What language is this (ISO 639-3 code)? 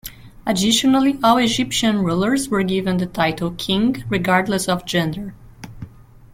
eng